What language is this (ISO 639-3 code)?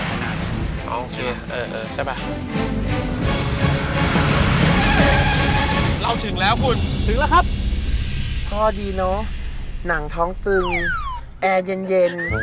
tha